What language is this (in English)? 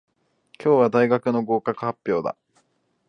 Japanese